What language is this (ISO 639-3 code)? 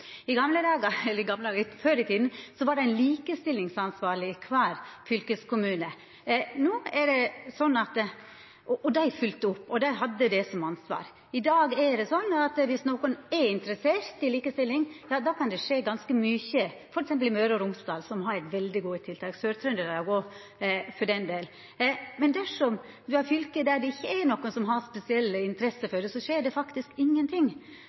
nno